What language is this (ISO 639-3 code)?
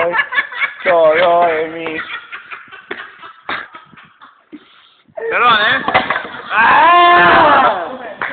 spa